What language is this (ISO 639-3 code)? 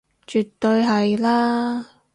yue